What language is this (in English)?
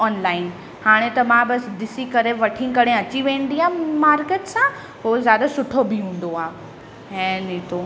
Sindhi